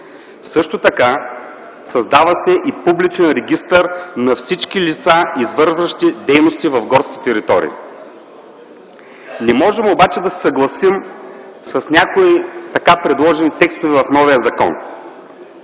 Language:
Bulgarian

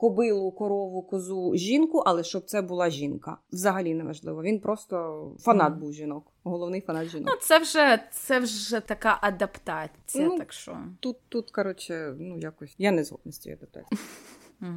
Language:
Ukrainian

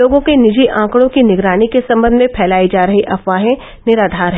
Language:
Hindi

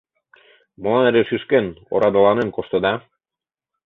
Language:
Mari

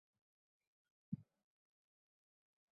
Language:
Bangla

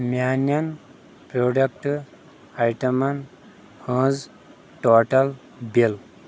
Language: Kashmiri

